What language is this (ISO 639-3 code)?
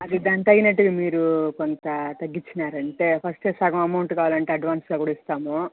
tel